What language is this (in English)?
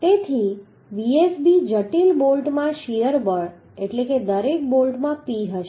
Gujarati